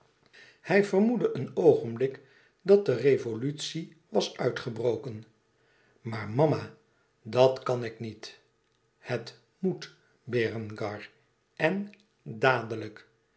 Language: Dutch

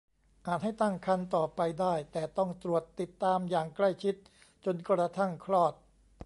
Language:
Thai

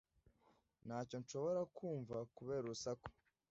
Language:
Kinyarwanda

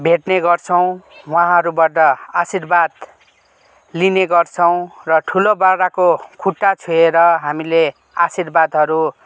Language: Nepali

